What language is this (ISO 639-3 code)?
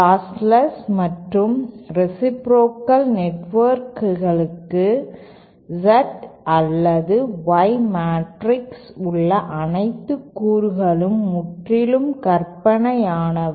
tam